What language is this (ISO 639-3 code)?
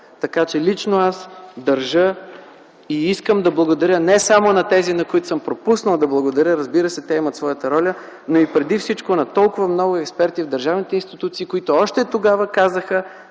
bul